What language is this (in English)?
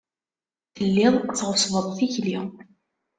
Kabyle